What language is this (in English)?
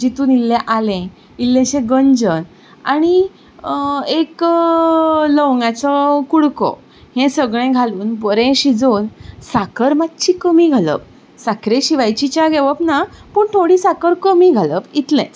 Konkani